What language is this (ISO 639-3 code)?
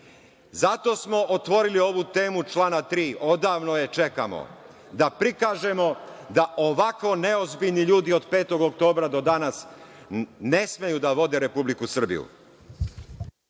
srp